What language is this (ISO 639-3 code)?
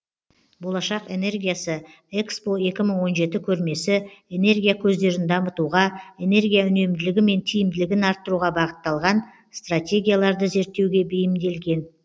kaz